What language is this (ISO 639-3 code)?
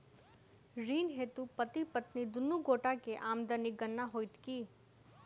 mai